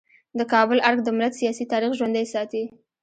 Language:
Pashto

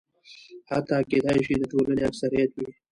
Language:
Pashto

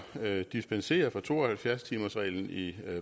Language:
Danish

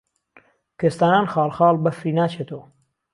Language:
Central Kurdish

